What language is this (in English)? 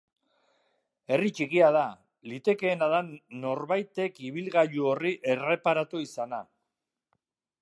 Basque